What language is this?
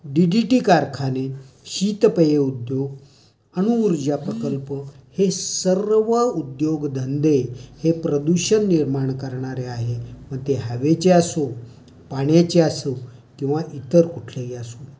Marathi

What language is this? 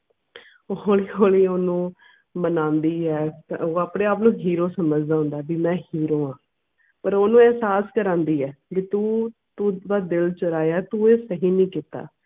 Punjabi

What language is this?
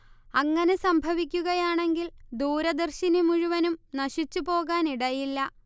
Malayalam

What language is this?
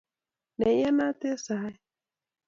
Kalenjin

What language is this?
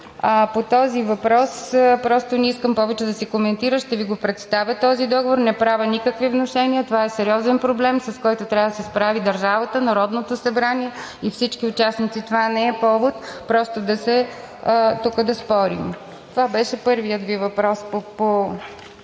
Bulgarian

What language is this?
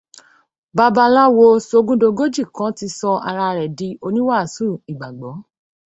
Yoruba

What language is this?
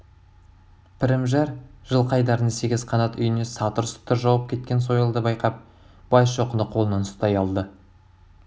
Kazakh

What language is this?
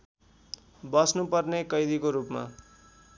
Nepali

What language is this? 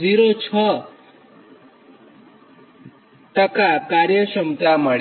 Gujarati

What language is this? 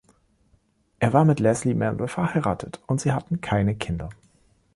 German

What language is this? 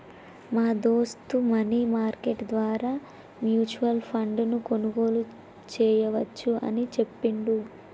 Telugu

